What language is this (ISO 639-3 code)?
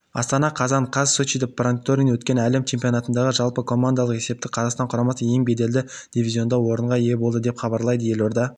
kaz